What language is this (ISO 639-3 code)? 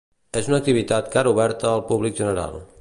cat